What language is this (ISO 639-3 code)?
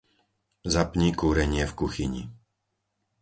slk